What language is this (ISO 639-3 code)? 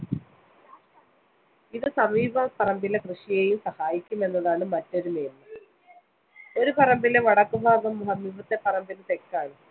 mal